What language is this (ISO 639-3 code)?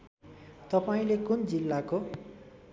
nep